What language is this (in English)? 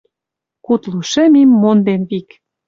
Western Mari